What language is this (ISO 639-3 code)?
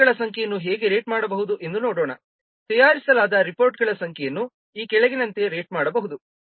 kan